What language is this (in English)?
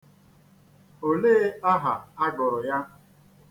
Igbo